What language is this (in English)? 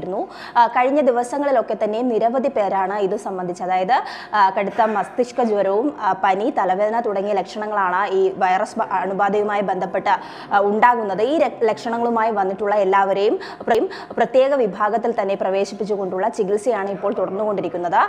Malayalam